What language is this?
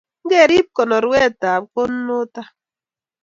Kalenjin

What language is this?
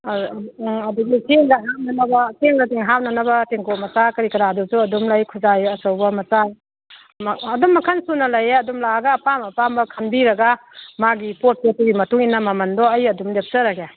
Manipuri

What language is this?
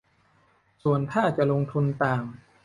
Thai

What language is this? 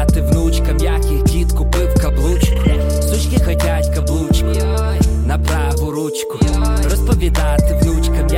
Ukrainian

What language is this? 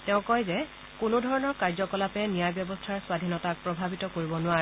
Assamese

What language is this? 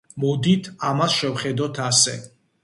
Georgian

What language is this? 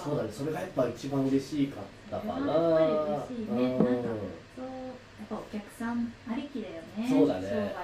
Japanese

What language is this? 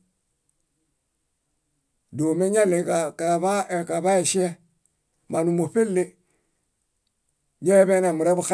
Bayot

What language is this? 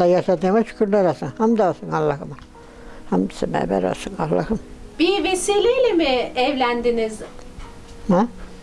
Turkish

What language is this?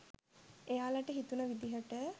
Sinhala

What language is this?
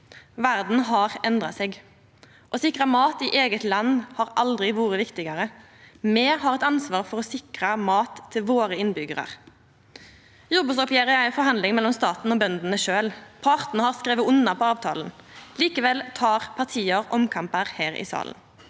Norwegian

